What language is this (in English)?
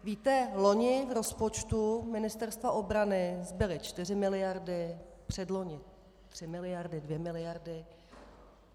Czech